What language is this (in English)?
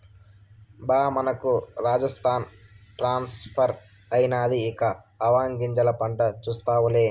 Telugu